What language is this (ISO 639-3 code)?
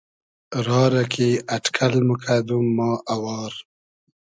haz